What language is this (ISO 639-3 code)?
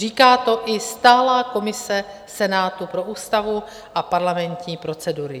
ces